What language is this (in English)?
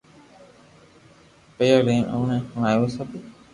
Loarki